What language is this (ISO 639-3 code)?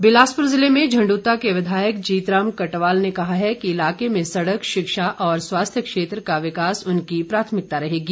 hin